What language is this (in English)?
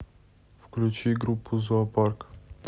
Russian